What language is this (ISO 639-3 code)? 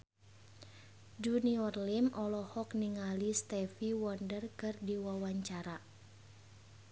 sun